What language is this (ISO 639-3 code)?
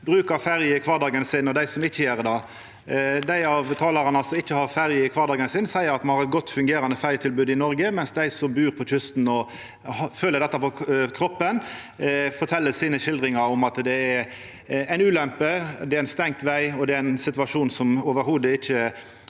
nor